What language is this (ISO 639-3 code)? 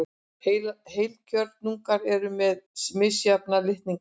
isl